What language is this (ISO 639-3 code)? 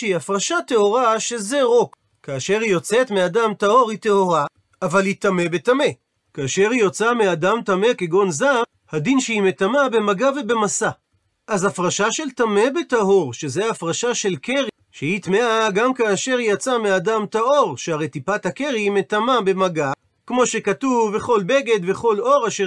heb